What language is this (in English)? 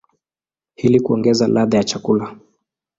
Swahili